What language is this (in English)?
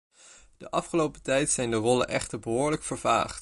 Dutch